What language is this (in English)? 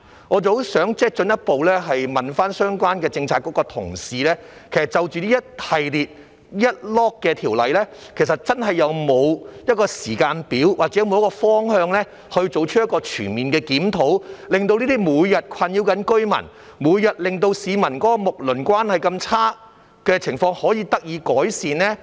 Cantonese